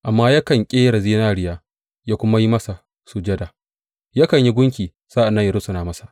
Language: Hausa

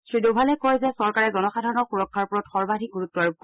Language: Assamese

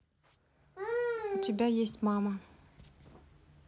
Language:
Russian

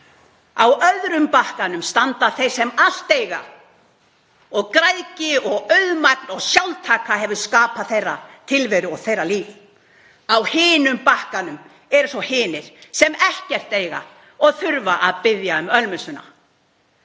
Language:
Icelandic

